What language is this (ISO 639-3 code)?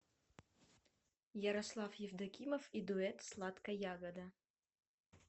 rus